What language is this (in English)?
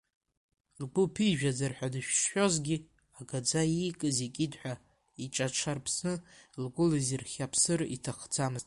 Abkhazian